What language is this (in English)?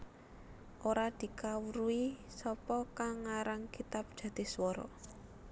Javanese